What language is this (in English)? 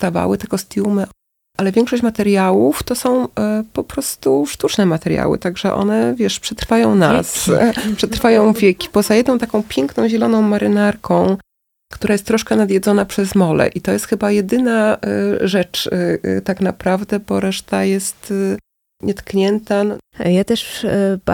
Polish